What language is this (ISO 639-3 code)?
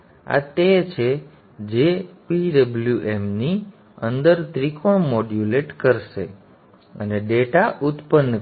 guj